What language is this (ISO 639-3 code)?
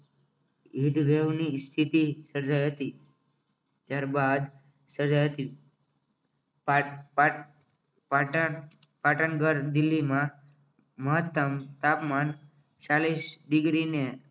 guj